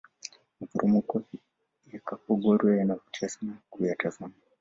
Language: Swahili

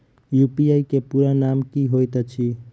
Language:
Maithili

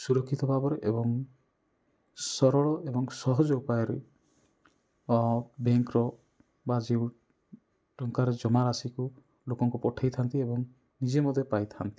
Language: Odia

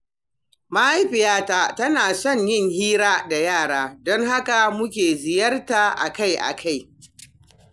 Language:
Hausa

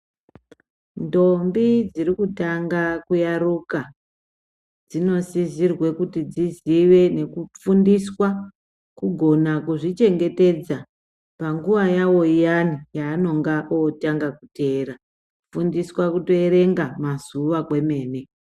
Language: Ndau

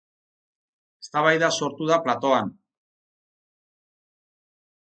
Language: Basque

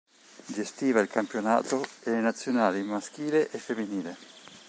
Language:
Italian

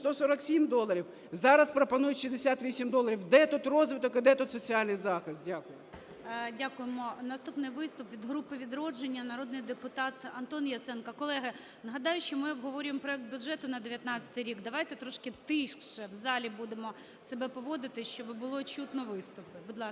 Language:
Ukrainian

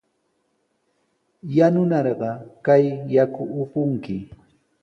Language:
Sihuas Ancash Quechua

